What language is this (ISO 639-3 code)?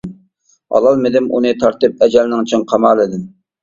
uig